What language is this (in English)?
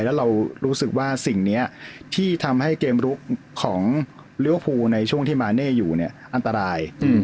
Thai